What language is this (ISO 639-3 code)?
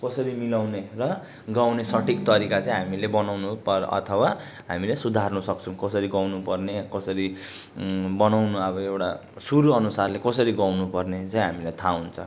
nep